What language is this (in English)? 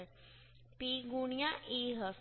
Gujarati